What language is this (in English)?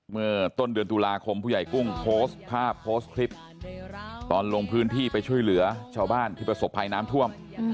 Thai